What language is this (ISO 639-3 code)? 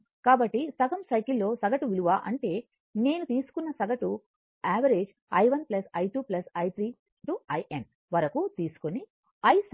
tel